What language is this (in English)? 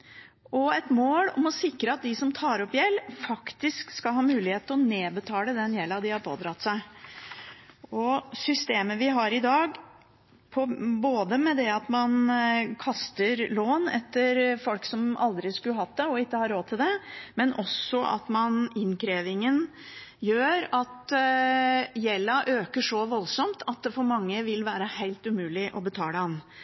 Norwegian Bokmål